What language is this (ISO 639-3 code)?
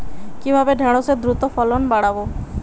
ben